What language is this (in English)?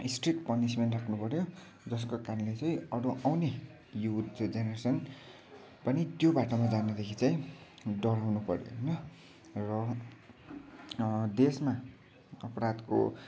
Nepali